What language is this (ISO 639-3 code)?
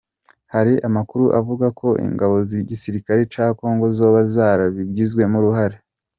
kin